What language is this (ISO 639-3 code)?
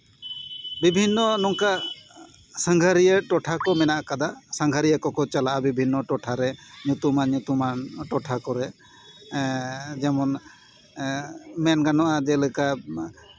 sat